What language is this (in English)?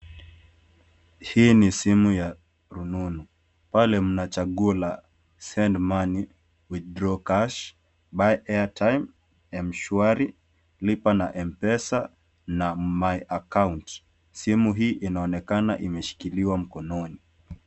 Swahili